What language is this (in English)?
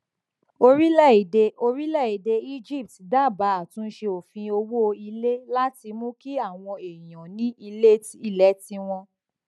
Yoruba